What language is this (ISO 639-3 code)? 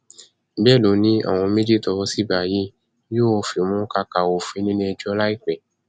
yor